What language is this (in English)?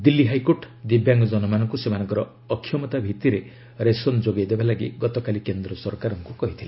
Odia